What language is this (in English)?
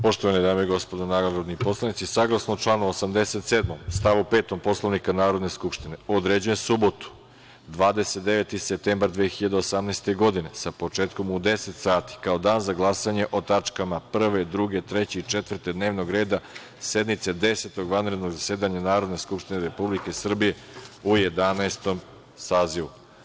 Serbian